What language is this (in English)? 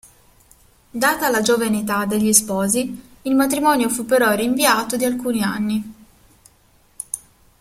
Italian